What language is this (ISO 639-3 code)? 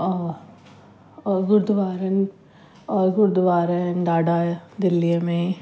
snd